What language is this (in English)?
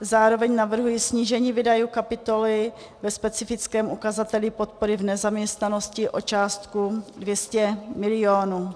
Czech